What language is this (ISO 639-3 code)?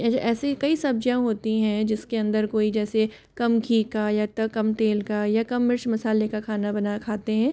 hin